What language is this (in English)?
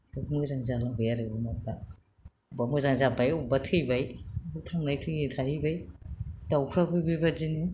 Bodo